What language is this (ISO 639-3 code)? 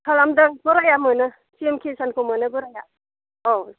brx